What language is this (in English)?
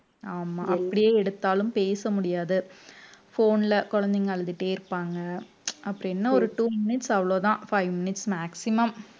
Tamil